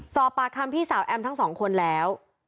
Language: Thai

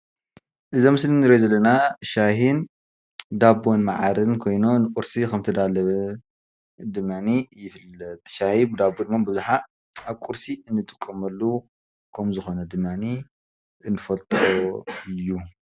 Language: Tigrinya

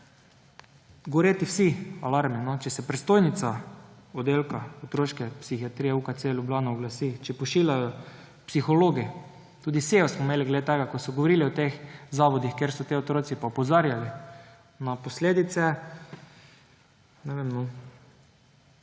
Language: Slovenian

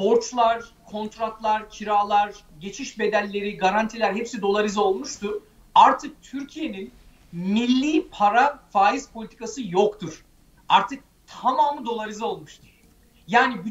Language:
Turkish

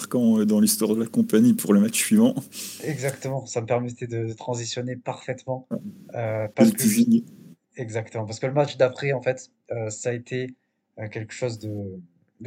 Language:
French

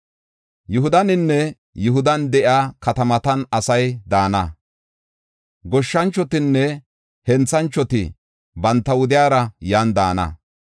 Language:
Gofa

